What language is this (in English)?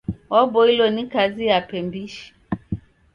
Taita